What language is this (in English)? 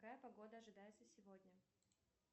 Russian